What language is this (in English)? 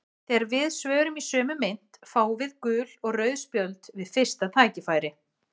Icelandic